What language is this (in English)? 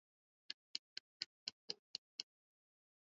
Swahili